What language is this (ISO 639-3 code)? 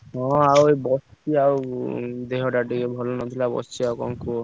ori